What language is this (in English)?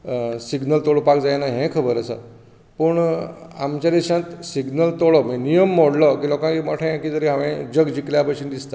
Konkani